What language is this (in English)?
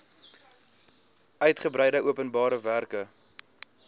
Afrikaans